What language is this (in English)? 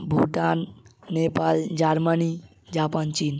Bangla